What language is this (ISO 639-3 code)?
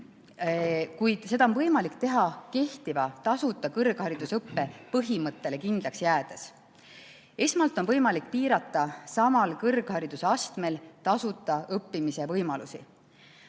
est